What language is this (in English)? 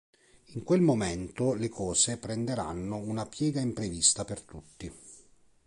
Italian